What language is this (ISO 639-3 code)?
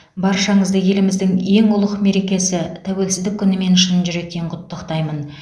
kaz